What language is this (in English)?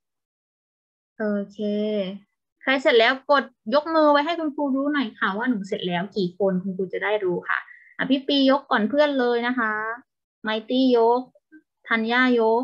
Thai